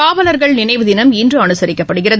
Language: Tamil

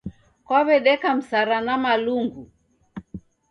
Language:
Taita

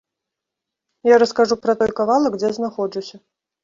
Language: Belarusian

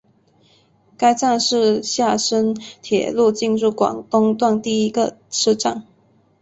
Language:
Chinese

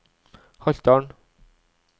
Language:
Norwegian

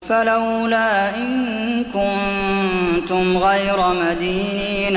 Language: Arabic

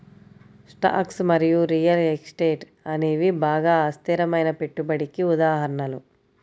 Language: Telugu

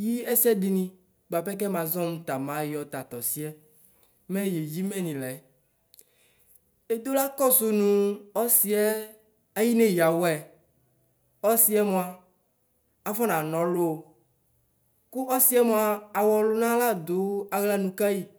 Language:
Ikposo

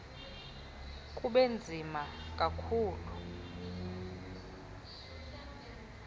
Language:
Xhosa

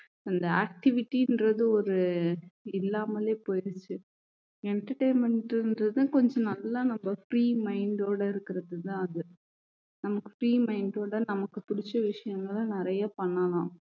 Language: Tamil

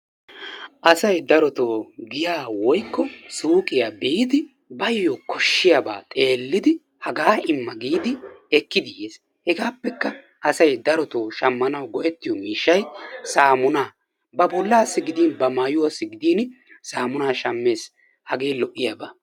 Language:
Wolaytta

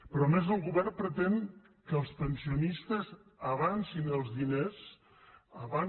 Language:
Catalan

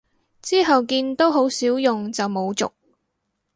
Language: Cantonese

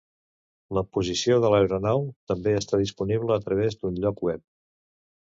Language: Catalan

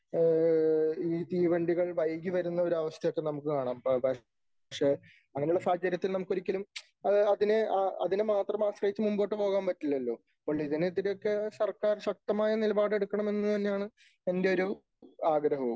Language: Malayalam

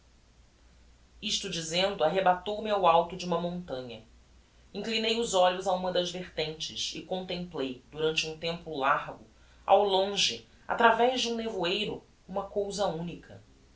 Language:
Portuguese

